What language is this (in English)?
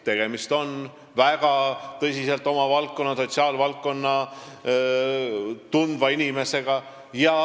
Estonian